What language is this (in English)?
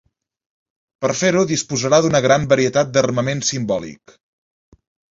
Catalan